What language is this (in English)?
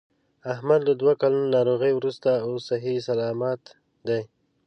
Pashto